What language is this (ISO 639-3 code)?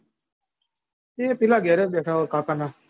guj